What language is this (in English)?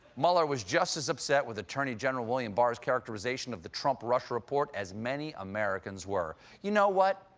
English